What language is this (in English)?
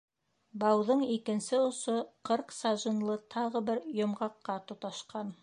Bashkir